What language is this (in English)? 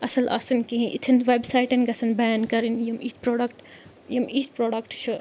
Kashmiri